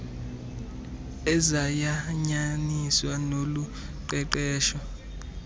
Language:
Xhosa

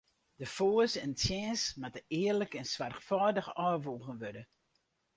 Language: Western Frisian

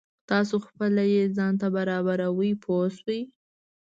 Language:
Pashto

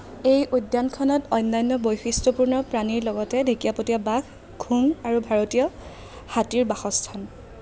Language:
Assamese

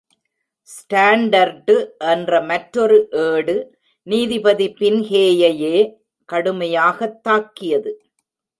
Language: Tamil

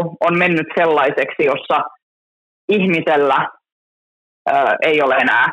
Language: Finnish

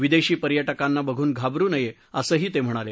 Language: Marathi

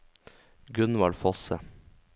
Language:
Norwegian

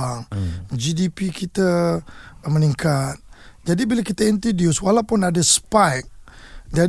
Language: Malay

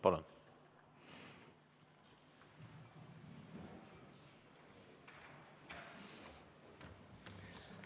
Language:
Estonian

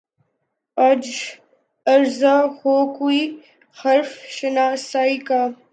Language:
Urdu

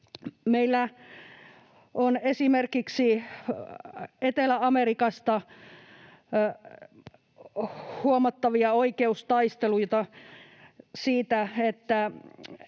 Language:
Finnish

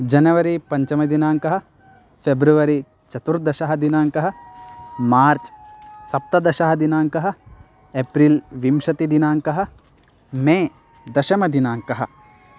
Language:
Sanskrit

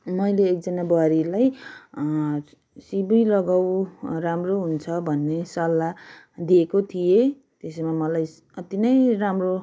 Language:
Nepali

